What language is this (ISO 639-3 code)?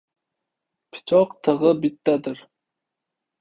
uzb